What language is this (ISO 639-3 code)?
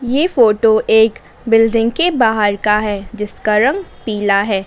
hin